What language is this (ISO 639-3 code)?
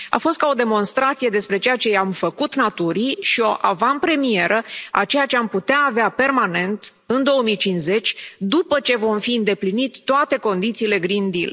ron